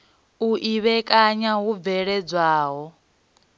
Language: Venda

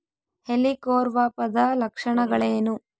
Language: Kannada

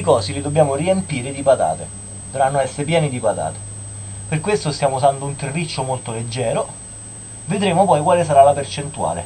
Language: Italian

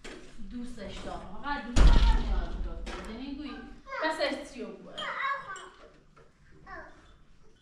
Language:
Persian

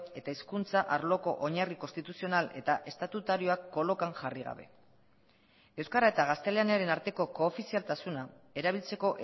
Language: Basque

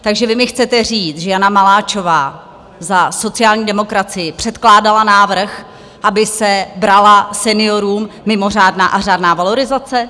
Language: Czech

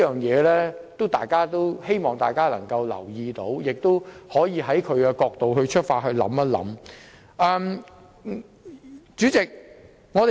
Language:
Cantonese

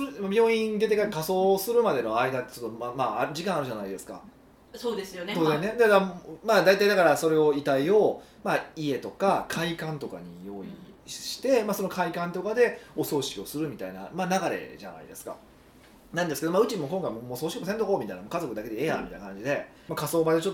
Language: Japanese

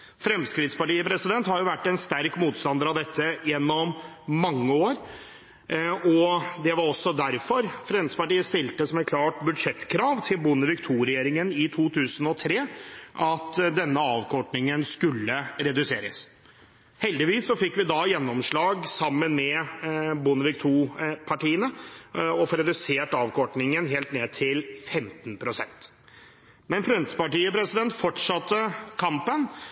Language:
Norwegian Bokmål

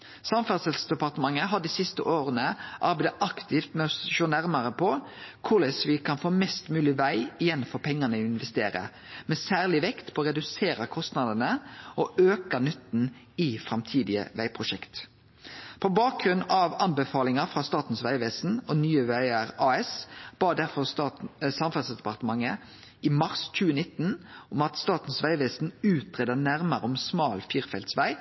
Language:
Norwegian Nynorsk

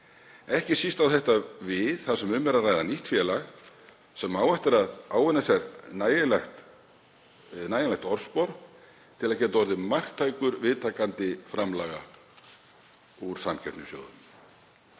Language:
Icelandic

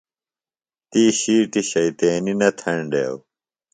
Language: Phalura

